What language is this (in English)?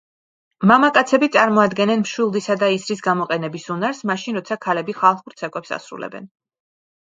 Georgian